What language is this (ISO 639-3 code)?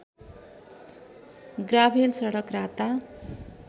nep